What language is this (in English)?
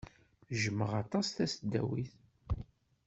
Kabyle